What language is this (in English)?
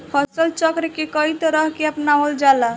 Bhojpuri